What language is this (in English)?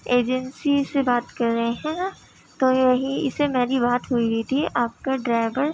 Urdu